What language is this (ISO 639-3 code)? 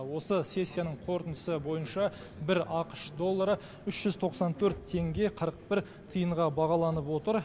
kaz